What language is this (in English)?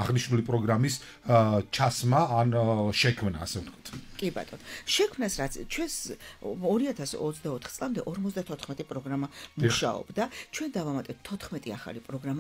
Romanian